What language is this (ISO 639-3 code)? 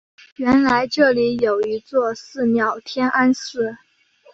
zho